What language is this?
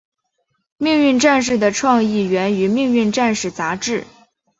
Chinese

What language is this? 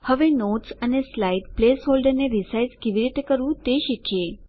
Gujarati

